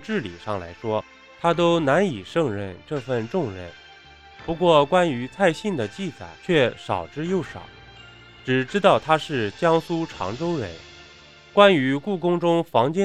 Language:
Chinese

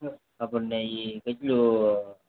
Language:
Gujarati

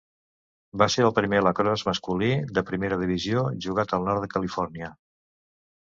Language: Catalan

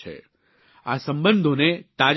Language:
Gujarati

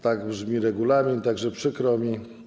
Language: Polish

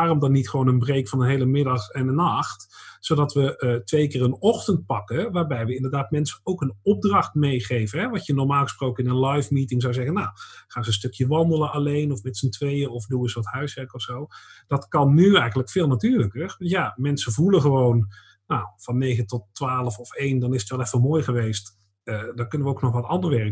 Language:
Dutch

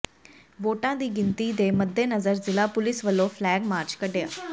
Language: Punjabi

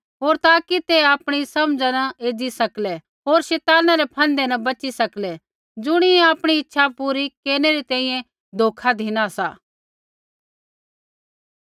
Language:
Kullu Pahari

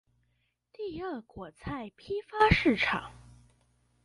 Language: Chinese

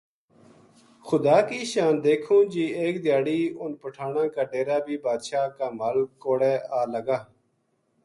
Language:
Gujari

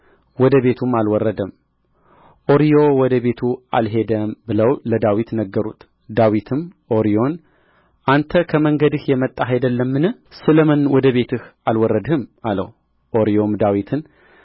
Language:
Amharic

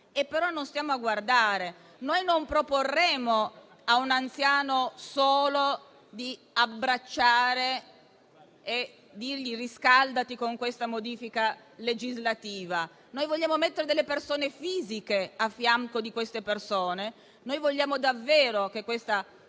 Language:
Italian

